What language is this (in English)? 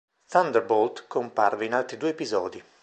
Italian